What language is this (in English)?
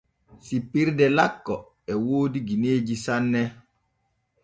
Borgu Fulfulde